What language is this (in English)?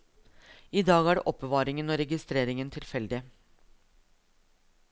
Norwegian